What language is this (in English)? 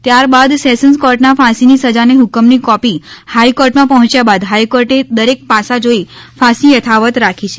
Gujarati